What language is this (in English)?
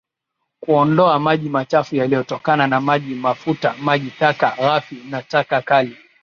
Swahili